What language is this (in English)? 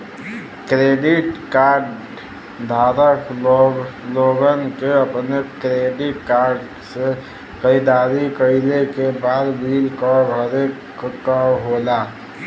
Bhojpuri